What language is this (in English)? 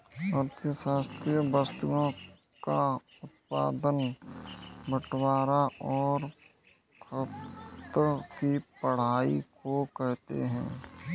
Hindi